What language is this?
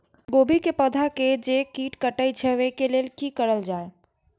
Maithili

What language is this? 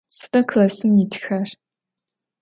Adyghe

